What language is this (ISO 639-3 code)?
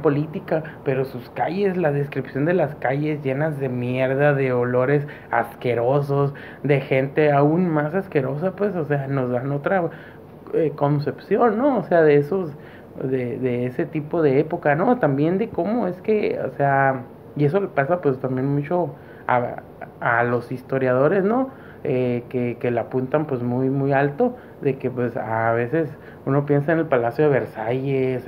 spa